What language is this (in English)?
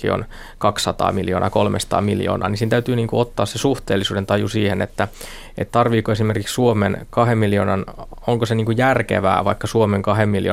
Finnish